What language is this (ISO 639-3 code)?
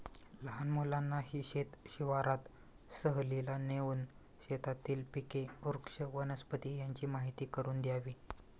mar